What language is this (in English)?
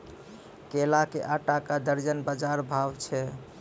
Maithili